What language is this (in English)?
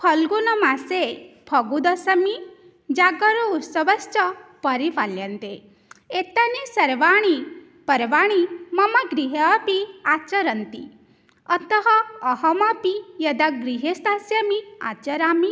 Sanskrit